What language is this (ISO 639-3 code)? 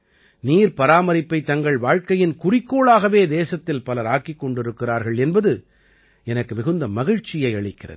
tam